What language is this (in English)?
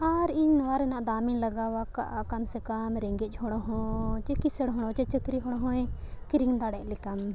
Santali